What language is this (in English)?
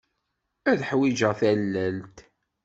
Kabyle